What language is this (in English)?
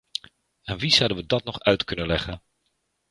Dutch